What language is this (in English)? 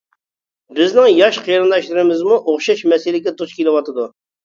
Uyghur